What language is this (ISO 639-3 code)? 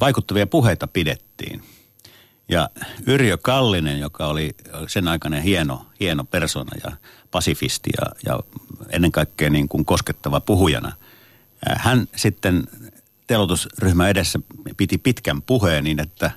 fin